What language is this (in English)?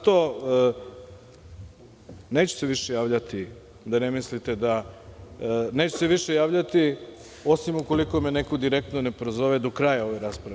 Serbian